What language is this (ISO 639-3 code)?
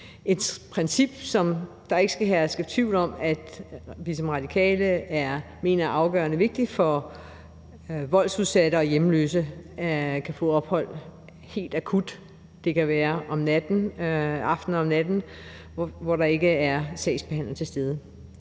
dan